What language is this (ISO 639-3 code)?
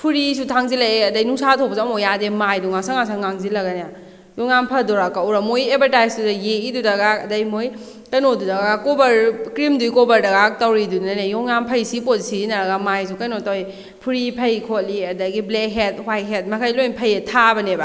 mni